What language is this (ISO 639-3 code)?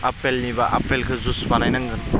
brx